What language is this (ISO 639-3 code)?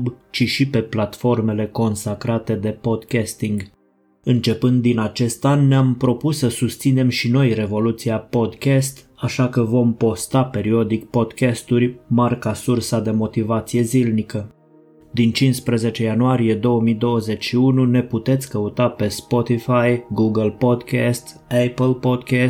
ron